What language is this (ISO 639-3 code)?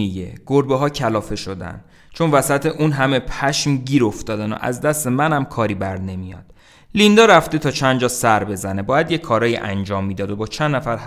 fas